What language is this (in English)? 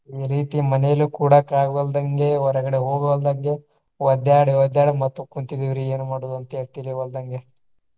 Kannada